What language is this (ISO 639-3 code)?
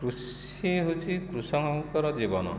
ori